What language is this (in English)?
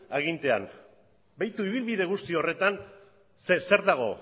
Basque